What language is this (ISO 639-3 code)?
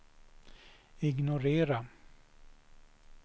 swe